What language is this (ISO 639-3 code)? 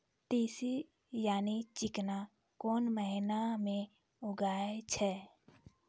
mai